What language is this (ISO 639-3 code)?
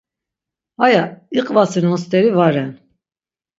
lzz